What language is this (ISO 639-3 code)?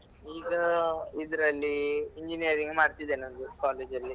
kan